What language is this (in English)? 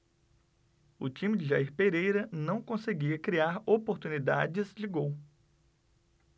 Portuguese